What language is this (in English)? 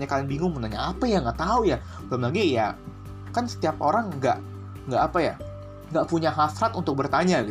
Indonesian